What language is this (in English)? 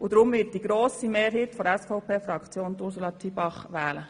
Swiss German